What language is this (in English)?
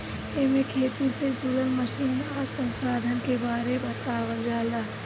Bhojpuri